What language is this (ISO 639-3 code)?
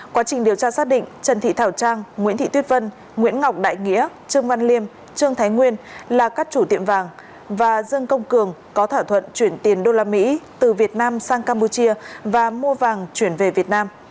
vie